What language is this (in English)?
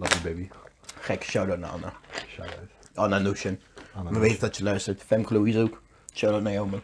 Dutch